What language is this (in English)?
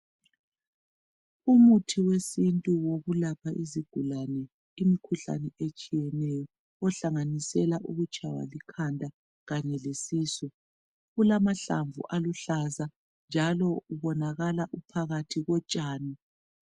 North Ndebele